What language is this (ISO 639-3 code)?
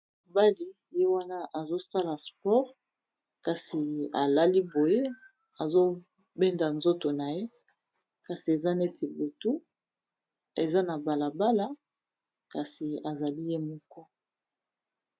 lin